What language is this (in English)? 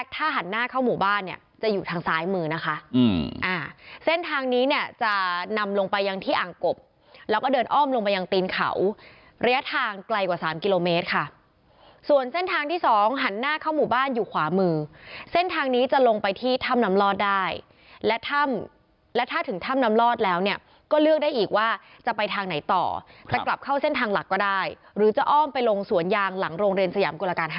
Thai